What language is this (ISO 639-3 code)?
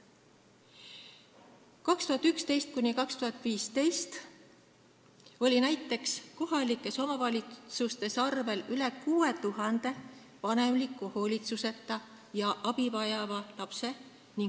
est